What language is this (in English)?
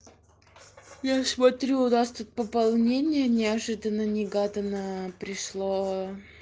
Russian